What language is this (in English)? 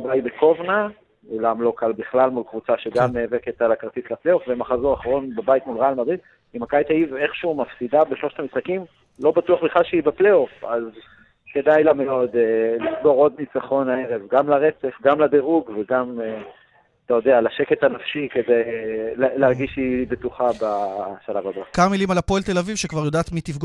Hebrew